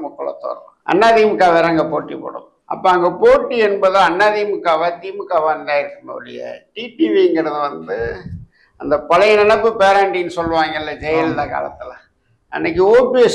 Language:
Tamil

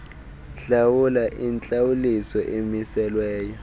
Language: Xhosa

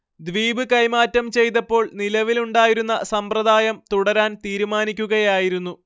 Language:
Malayalam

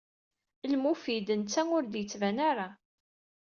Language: Kabyle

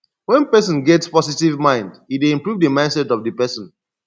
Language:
Nigerian Pidgin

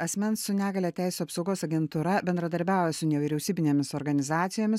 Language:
Lithuanian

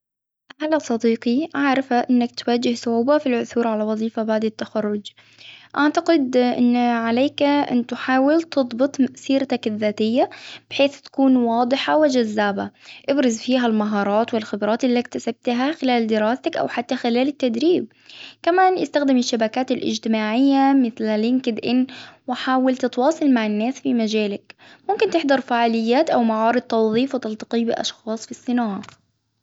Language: Hijazi Arabic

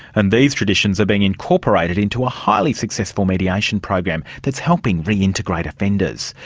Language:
English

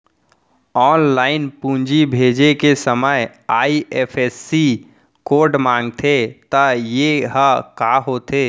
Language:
Chhattisgarhi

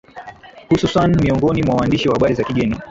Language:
Swahili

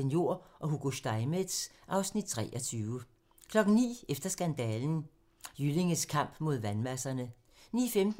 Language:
Danish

